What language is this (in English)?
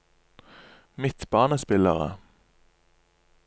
Norwegian